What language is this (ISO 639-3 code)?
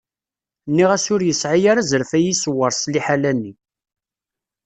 kab